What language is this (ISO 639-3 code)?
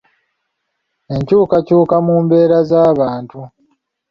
lug